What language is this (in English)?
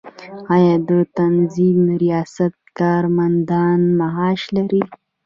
Pashto